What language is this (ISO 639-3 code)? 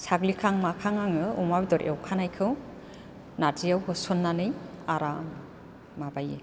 brx